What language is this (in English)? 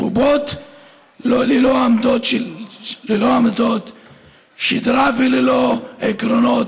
Hebrew